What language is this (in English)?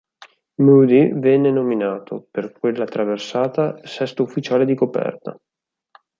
Italian